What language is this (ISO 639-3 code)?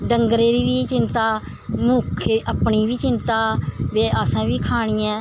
doi